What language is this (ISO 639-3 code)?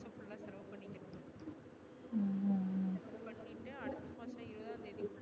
tam